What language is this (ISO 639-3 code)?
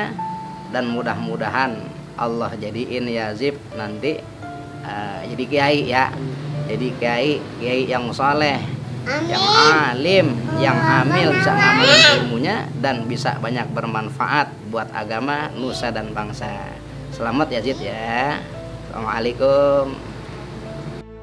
ind